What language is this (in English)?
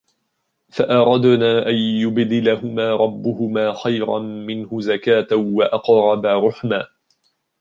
Arabic